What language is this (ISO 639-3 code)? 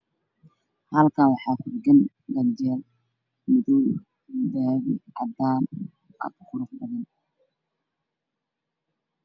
som